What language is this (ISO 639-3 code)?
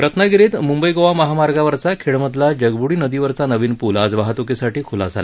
mar